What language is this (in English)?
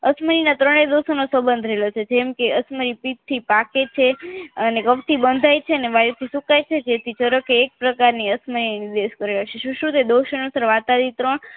Gujarati